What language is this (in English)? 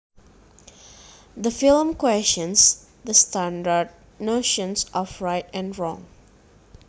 Javanese